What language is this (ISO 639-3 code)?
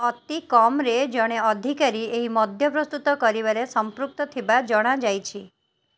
ori